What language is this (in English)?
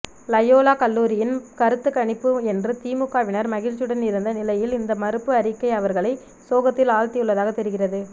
Tamil